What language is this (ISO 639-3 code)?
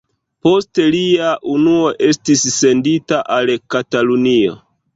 epo